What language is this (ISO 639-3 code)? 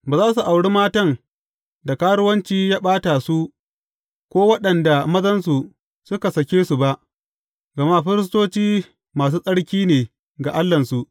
hau